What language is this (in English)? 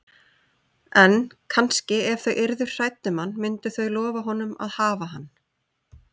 Icelandic